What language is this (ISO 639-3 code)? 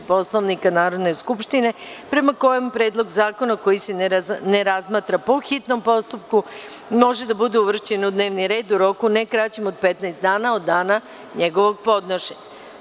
srp